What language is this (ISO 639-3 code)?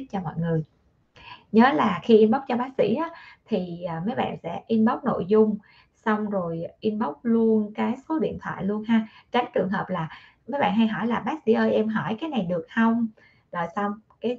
vie